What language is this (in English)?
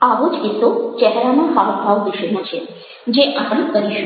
Gujarati